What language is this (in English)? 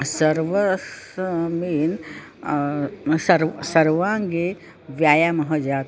Sanskrit